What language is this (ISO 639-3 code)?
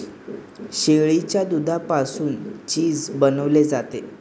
mar